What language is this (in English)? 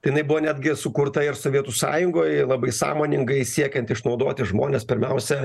Lithuanian